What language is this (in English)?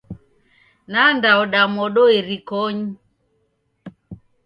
Taita